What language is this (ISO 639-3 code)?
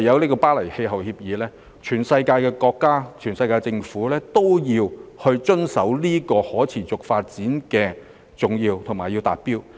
yue